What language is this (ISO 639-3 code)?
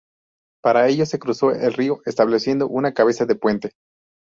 spa